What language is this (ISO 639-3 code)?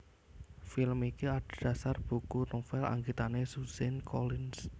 jav